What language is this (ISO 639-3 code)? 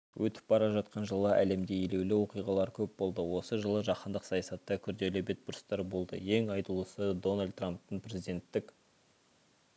kaz